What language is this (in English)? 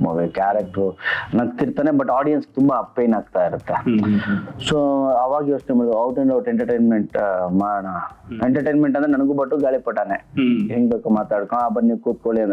Kannada